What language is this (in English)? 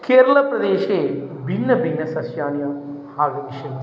Sanskrit